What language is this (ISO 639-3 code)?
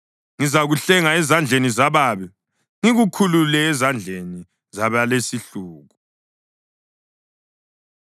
nde